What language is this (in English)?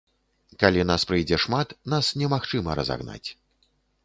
Belarusian